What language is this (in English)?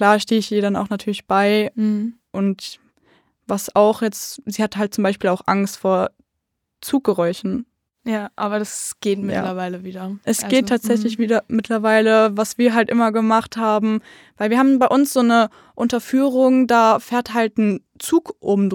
German